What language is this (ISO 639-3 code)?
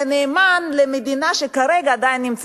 heb